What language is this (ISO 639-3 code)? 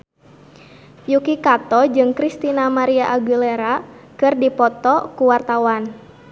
sun